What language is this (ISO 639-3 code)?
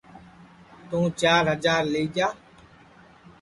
ssi